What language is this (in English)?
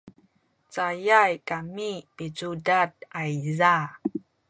Sakizaya